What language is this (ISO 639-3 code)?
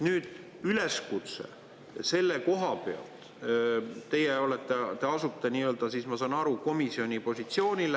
est